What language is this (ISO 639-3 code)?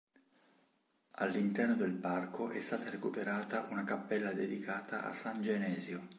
ita